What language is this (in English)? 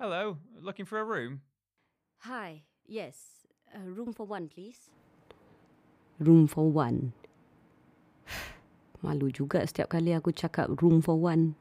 Malay